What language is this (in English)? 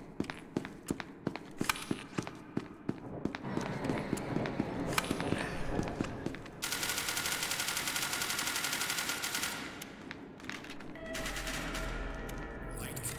Polish